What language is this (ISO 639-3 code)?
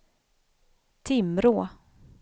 swe